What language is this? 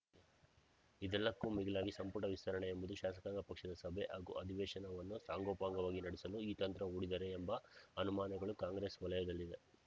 Kannada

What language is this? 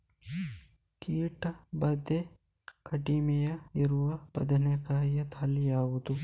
Kannada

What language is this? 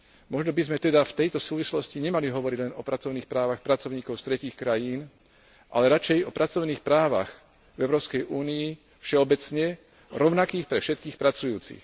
Slovak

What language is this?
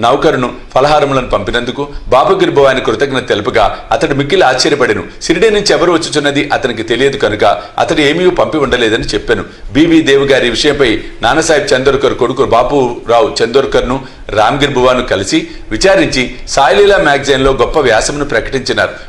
Telugu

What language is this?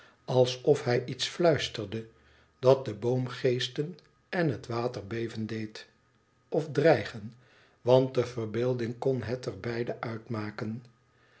Dutch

